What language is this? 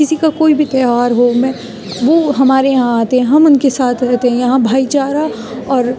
Urdu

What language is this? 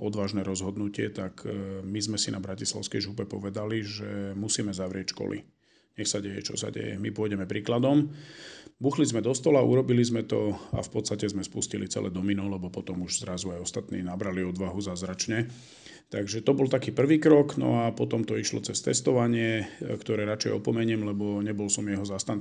Slovak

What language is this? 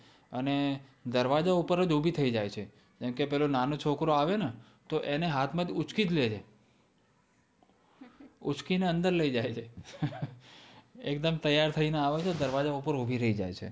Gujarati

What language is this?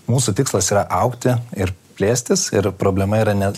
Lithuanian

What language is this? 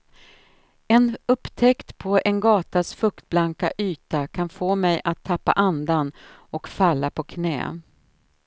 Swedish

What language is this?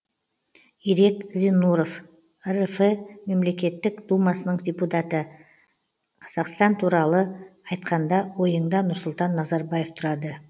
Kazakh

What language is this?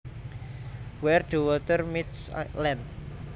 Javanese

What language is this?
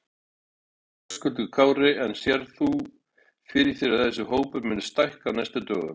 Icelandic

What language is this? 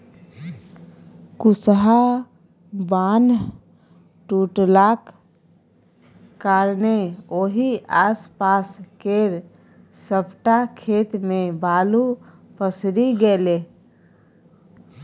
Maithili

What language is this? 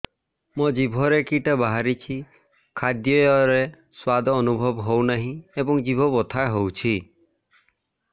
Odia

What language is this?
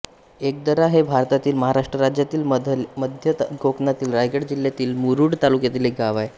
Marathi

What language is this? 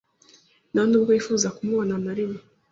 Kinyarwanda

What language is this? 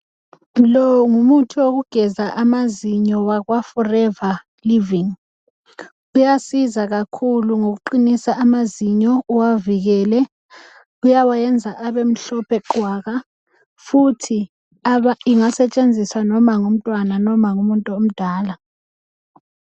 North Ndebele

